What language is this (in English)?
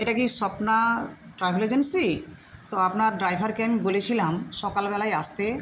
Bangla